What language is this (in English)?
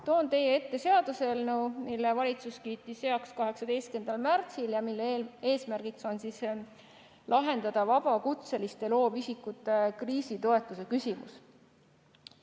Estonian